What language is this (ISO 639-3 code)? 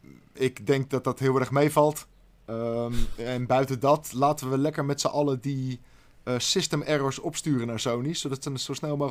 nld